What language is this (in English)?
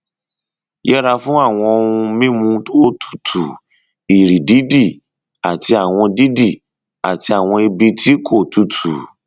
Yoruba